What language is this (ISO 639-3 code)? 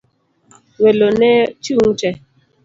luo